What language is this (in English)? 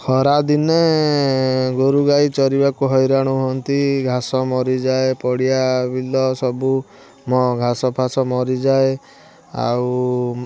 Odia